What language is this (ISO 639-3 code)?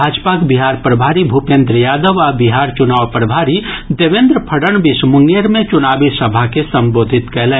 mai